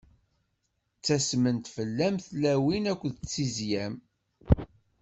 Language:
Kabyle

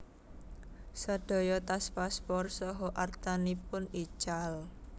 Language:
Javanese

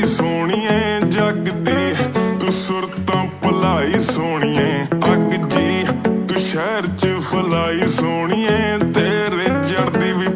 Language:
Romanian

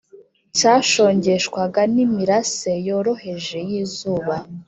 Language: Kinyarwanda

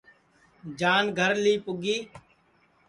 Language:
Sansi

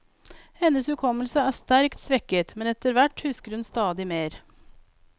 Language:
Norwegian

